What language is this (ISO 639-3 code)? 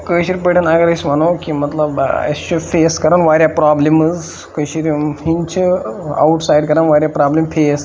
kas